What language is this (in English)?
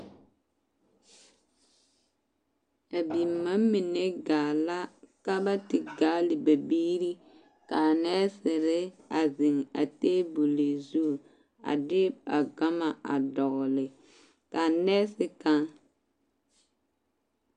Southern Dagaare